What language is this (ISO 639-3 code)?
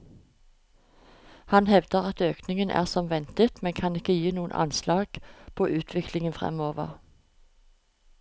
nor